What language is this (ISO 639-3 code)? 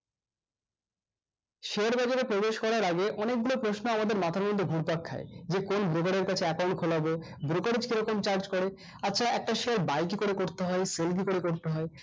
ben